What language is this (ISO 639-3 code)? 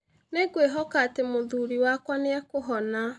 kik